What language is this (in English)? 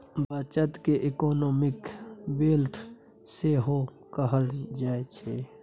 Maithili